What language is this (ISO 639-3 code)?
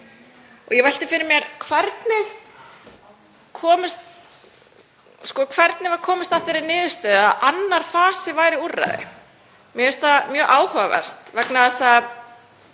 isl